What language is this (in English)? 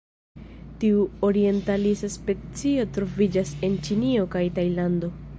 Esperanto